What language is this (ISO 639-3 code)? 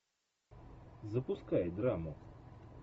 rus